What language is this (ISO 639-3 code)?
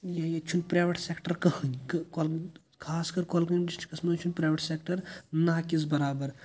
kas